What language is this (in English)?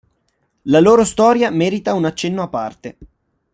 Italian